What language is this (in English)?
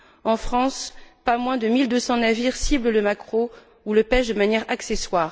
French